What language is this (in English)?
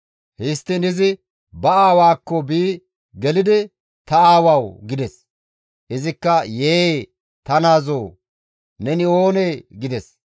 Gamo